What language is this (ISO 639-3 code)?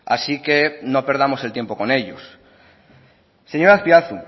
spa